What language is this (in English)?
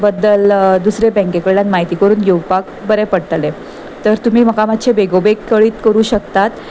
Konkani